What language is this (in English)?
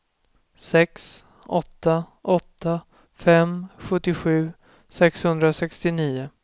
Swedish